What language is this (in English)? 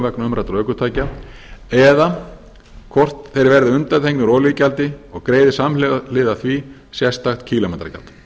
Icelandic